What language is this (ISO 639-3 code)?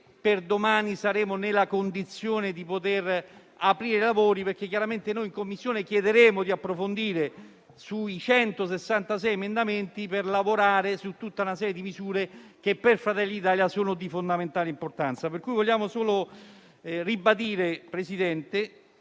ita